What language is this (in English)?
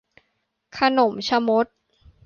Thai